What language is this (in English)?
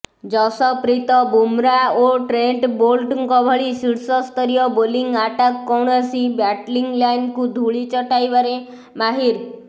Odia